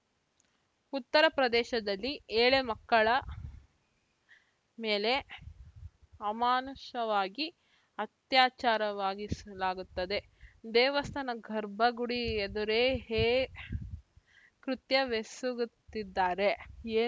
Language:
Kannada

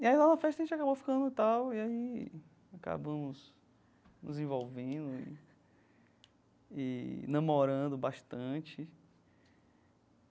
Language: Portuguese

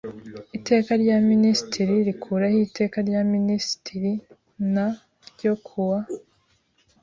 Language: Kinyarwanda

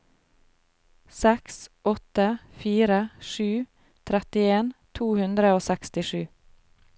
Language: Norwegian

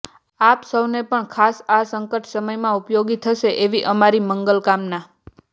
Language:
Gujarati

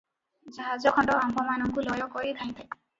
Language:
Odia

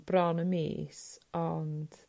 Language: Welsh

